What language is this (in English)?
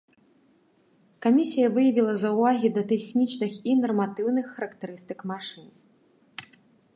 Belarusian